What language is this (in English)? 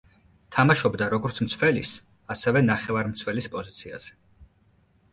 Georgian